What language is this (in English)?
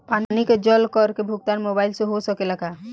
Bhojpuri